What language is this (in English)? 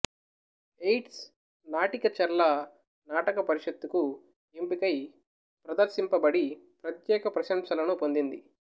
Telugu